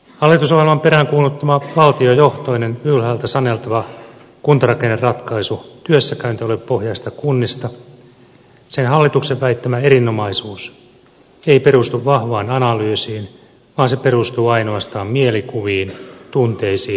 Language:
Finnish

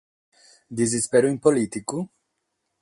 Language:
Sardinian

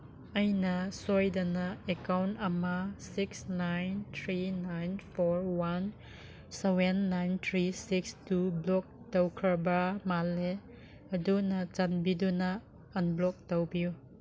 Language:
Manipuri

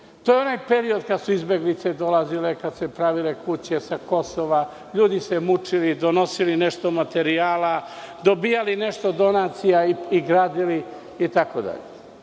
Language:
Serbian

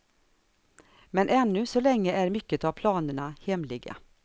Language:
Swedish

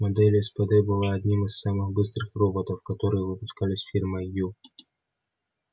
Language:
Russian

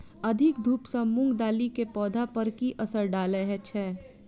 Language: Maithili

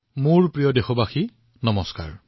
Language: Assamese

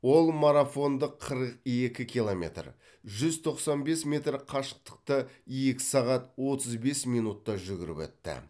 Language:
Kazakh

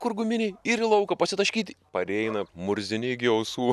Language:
Lithuanian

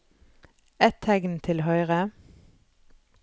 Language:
Norwegian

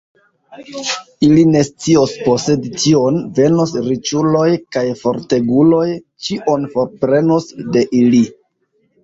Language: Esperanto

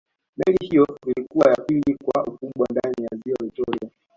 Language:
Swahili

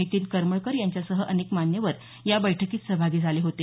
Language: Marathi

